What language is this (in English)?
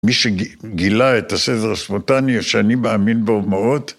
Hebrew